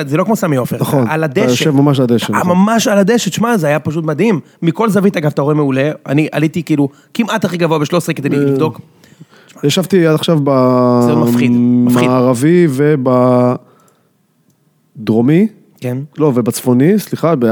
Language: Hebrew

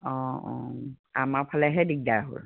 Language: Assamese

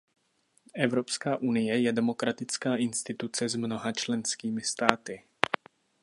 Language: Czech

